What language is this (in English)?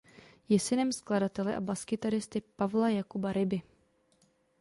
Czech